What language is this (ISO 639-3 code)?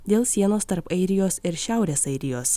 lit